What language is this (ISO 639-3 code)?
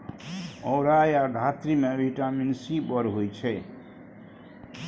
mai